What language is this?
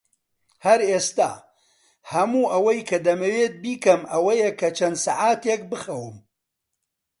Central Kurdish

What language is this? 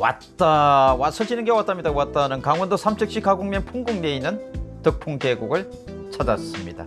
Korean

